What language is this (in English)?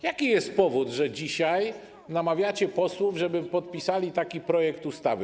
Polish